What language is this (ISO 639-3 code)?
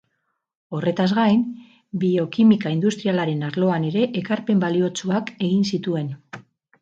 eus